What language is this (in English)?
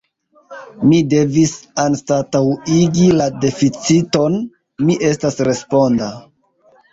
Esperanto